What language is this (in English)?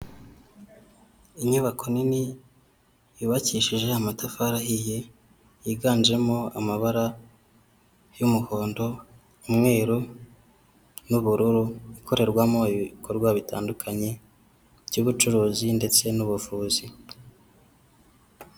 Kinyarwanda